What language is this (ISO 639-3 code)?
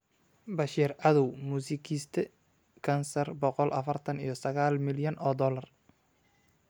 som